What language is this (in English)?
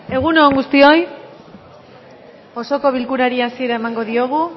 Basque